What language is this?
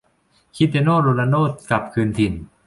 Thai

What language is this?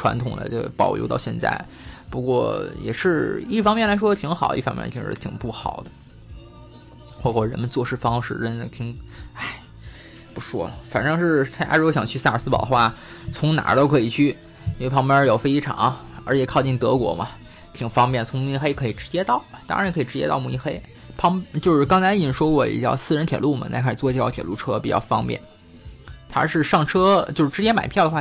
Chinese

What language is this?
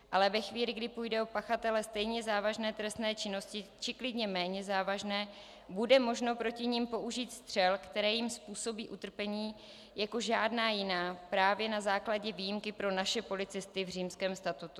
Czech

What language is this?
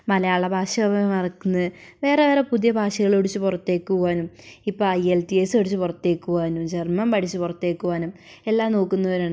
Malayalam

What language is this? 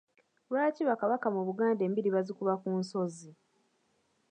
Ganda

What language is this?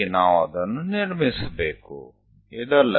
Gujarati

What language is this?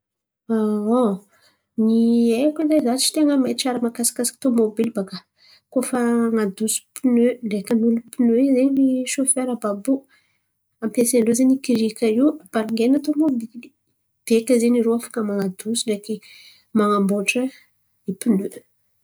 Antankarana Malagasy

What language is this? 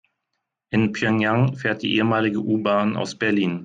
German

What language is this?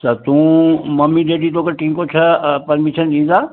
Sindhi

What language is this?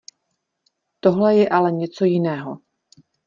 Czech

